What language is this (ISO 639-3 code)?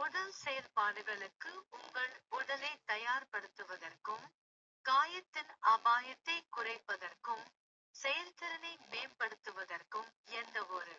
kfe